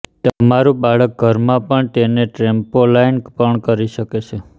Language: Gujarati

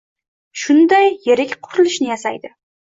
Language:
Uzbek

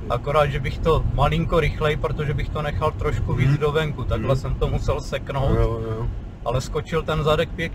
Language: Czech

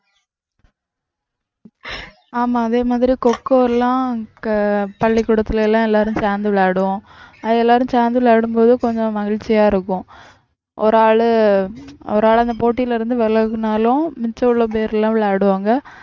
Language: Tamil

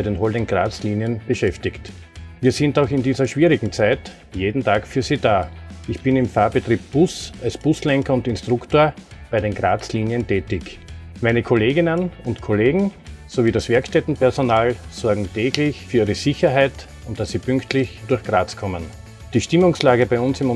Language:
German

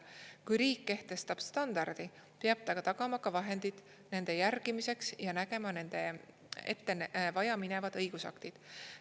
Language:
Estonian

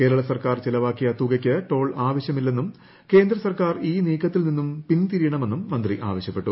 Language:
Malayalam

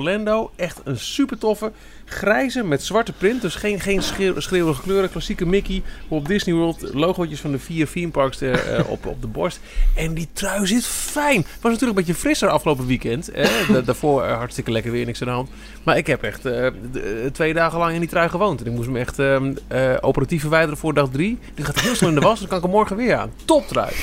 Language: Dutch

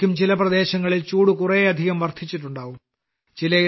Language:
Malayalam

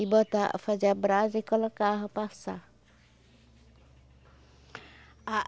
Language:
Portuguese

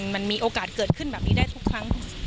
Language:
Thai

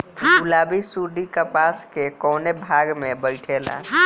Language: Bhojpuri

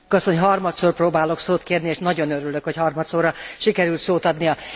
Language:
Hungarian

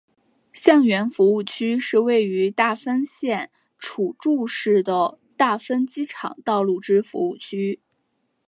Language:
Chinese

